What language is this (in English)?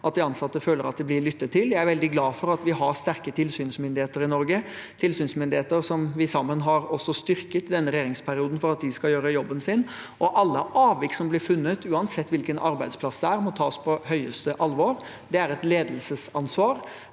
Norwegian